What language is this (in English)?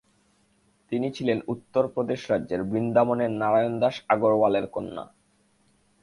Bangla